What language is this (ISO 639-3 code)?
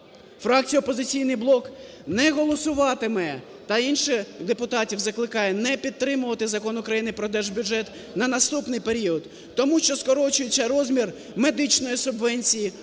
ukr